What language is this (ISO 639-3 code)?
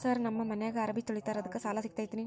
kan